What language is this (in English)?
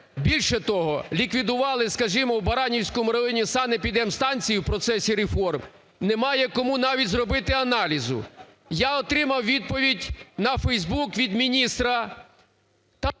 Ukrainian